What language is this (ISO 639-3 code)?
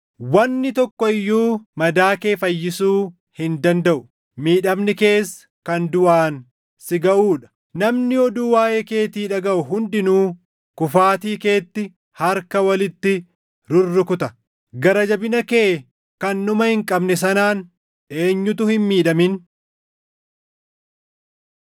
orm